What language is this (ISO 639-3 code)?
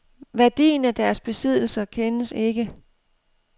dan